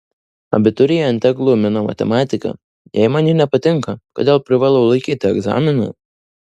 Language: Lithuanian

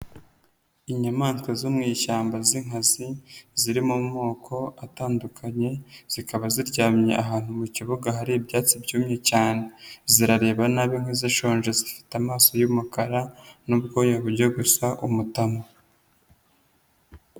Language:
Kinyarwanda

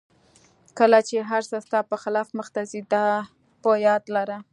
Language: Pashto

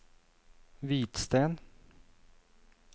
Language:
Norwegian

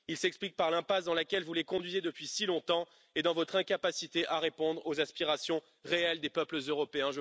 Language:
French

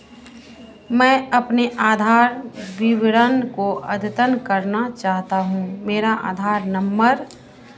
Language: Hindi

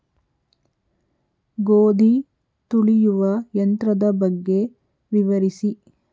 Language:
Kannada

